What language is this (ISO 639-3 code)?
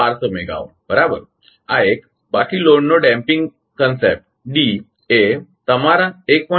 guj